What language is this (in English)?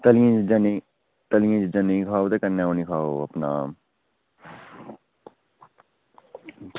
Dogri